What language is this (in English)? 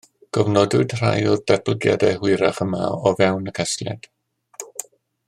Welsh